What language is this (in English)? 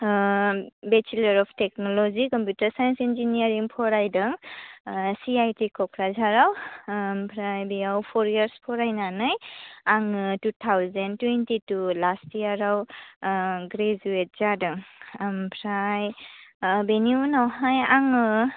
Bodo